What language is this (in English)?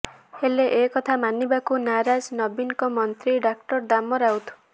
Odia